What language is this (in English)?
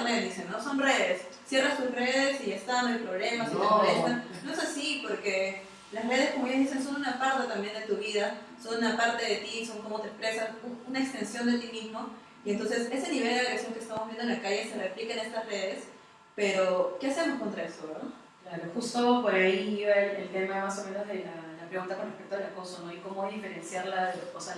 Spanish